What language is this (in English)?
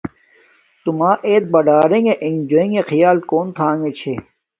Domaaki